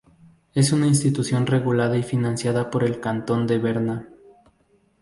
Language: Spanish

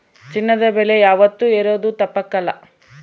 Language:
Kannada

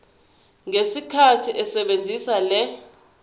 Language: Zulu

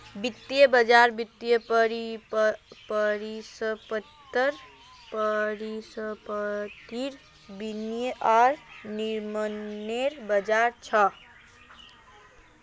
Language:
Magahi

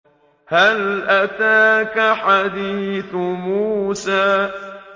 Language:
Arabic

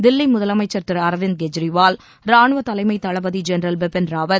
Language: Tamil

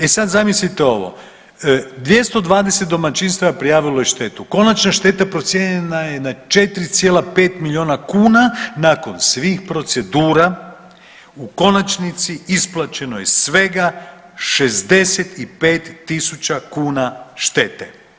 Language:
Croatian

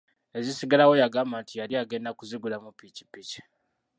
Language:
Ganda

